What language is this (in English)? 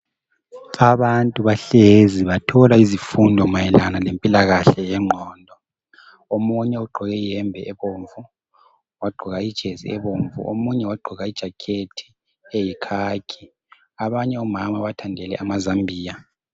North Ndebele